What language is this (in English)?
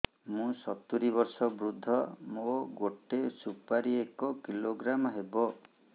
Odia